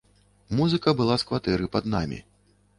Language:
Belarusian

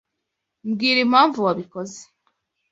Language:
Kinyarwanda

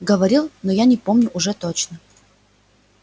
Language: Russian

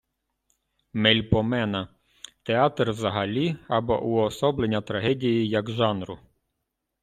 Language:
Ukrainian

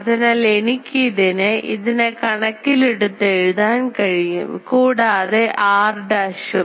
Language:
Malayalam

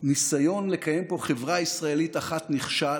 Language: Hebrew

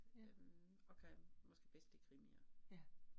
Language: Danish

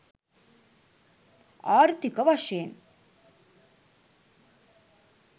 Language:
Sinhala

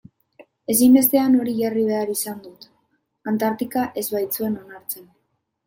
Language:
Basque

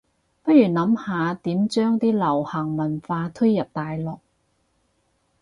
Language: Cantonese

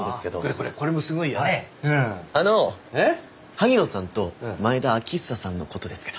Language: Japanese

